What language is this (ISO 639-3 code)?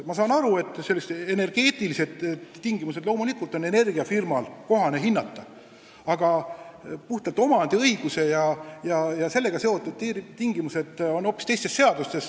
est